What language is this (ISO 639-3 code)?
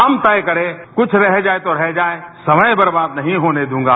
hin